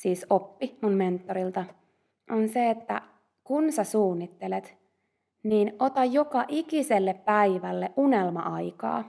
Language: Finnish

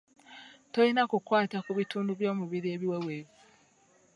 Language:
Ganda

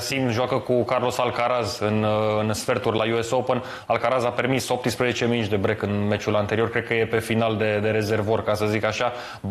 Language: Romanian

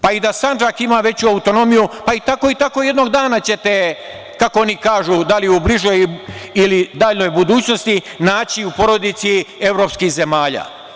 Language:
Serbian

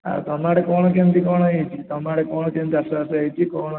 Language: Odia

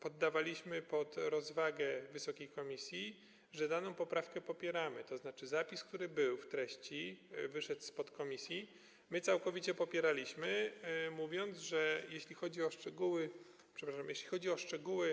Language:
Polish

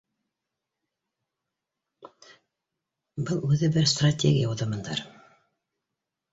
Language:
Bashkir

